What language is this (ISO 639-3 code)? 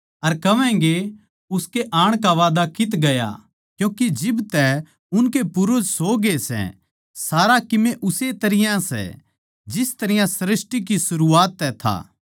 bgc